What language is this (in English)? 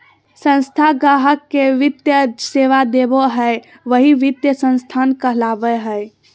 Magahi